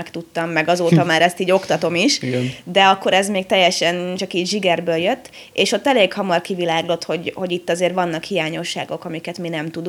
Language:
Hungarian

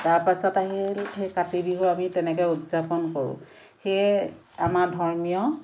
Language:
Assamese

